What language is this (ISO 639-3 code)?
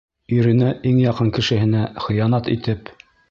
bak